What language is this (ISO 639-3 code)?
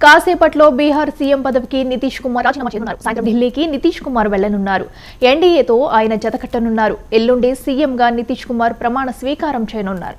tel